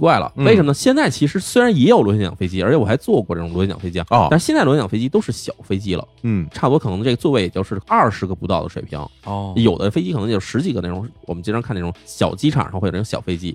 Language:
Chinese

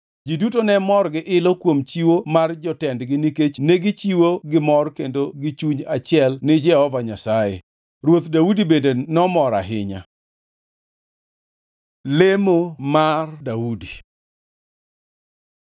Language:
Luo (Kenya and Tanzania)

